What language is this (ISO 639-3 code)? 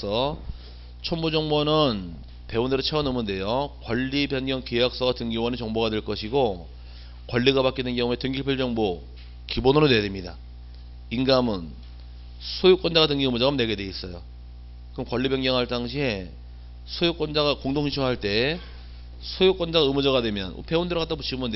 kor